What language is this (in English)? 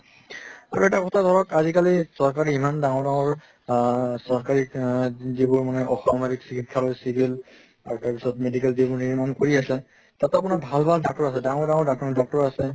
Assamese